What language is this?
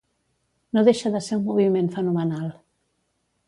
Catalan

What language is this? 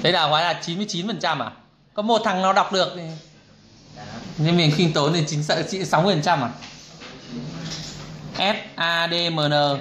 Vietnamese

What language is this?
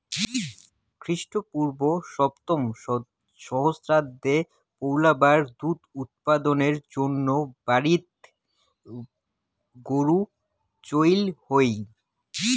Bangla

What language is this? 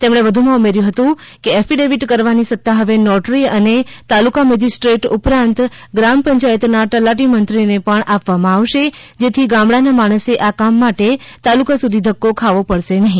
Gujarati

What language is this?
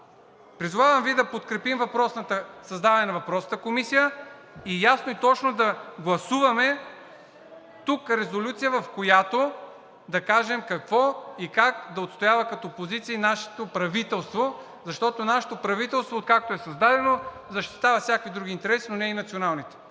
Bulgarian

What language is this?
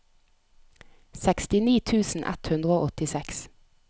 Norwegian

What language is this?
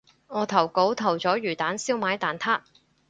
Cantonese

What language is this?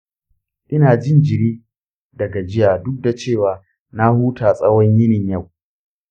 Hausa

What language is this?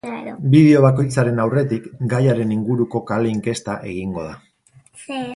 Basque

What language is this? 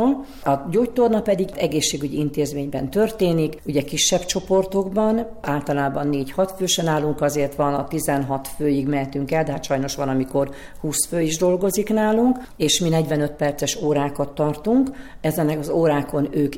Hungarian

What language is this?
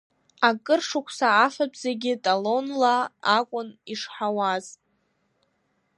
Abkhazian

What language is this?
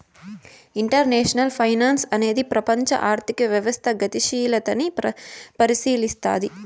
Telugu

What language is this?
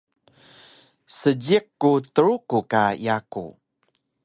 Taroko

